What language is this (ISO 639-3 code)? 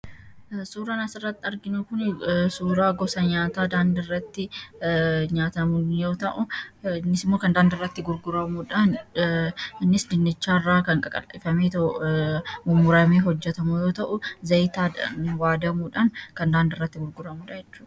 orm